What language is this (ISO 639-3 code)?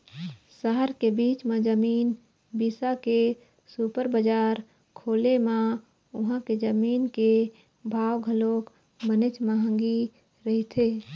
hne